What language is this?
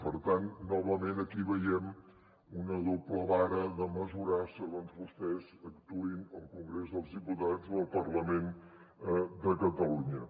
Catalan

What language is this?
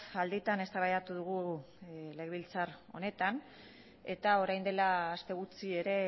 Basque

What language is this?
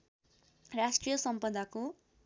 Nepali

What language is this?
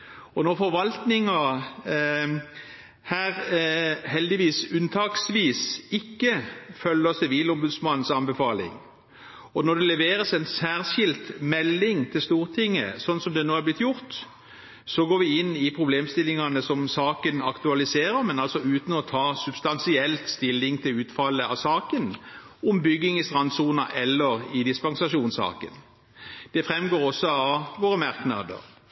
Norwegian Bokmål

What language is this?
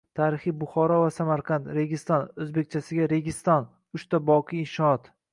Uzbek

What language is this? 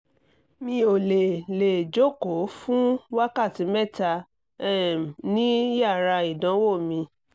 Yoruba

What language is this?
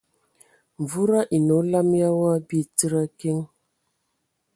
Ewondo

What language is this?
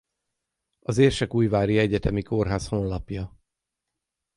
Hungarian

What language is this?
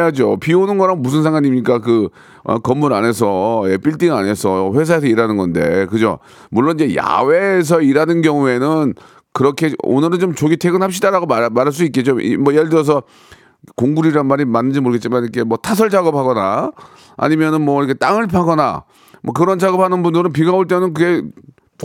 Korean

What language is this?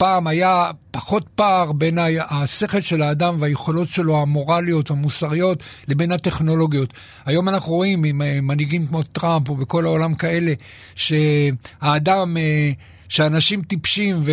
Hebrew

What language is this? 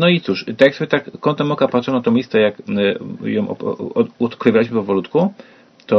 Polish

